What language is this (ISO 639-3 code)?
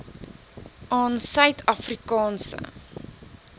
afr